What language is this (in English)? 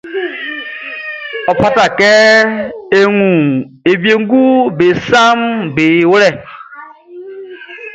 Baoulé